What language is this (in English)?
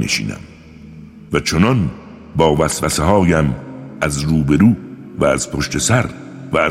Persian